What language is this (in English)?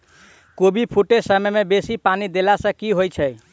Maithili